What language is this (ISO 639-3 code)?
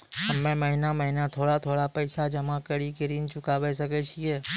mai